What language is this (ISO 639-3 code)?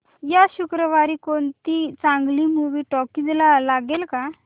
mar